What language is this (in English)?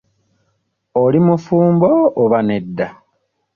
Ganda